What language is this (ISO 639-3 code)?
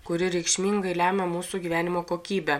lit